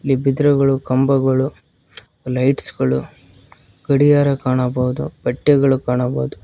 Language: Kannada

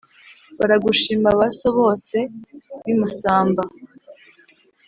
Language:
Kinyarwanda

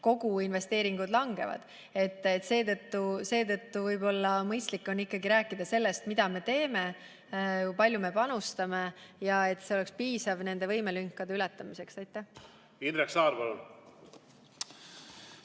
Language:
Estonian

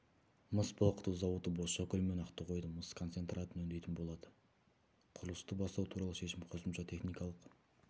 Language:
Kazakh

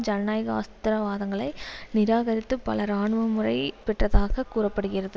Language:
Tamil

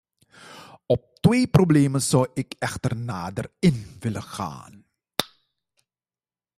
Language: Dutch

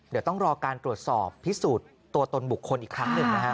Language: Thai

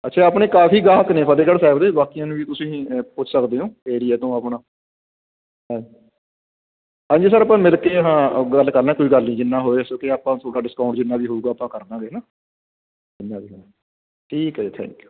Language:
Punjabi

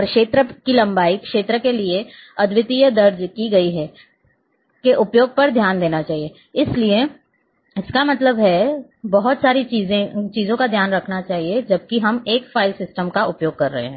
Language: Hindi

